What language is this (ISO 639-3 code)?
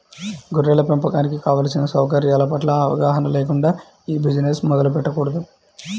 tel